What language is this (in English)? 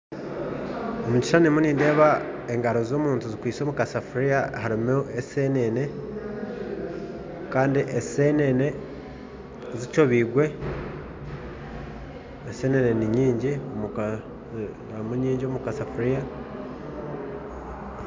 Nyankole